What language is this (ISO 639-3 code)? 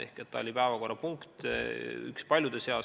est